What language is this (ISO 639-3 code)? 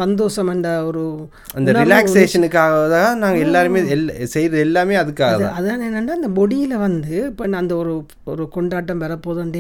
tam